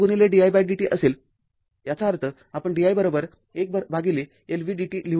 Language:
Marathi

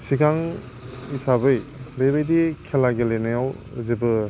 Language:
Bodo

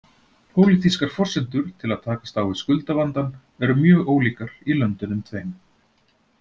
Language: Icelandic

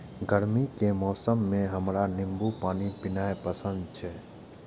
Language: Maithili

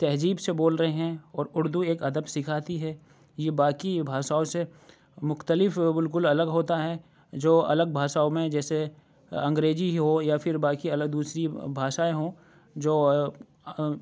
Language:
Urdu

